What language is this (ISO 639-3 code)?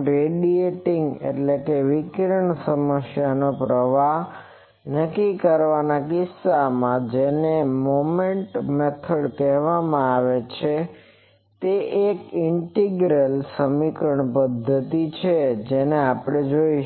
guj